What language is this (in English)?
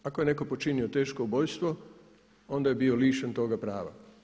Croatian